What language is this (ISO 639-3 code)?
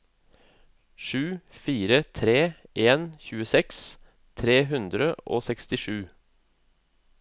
nor